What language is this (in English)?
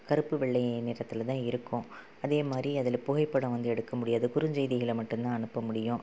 Tamil